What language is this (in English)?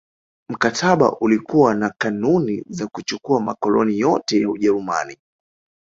Swahili